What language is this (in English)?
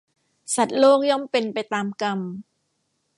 Thai